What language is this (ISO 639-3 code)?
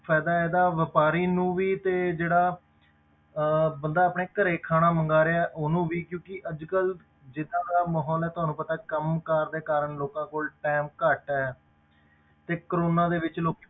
pan